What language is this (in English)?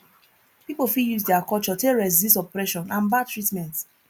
Nigerian Pidgin